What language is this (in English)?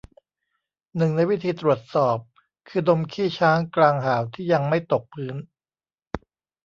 Thai